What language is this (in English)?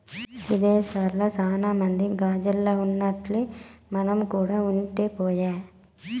Telugu